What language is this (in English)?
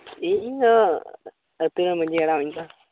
Santali